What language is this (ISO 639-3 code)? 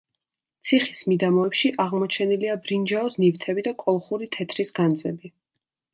kat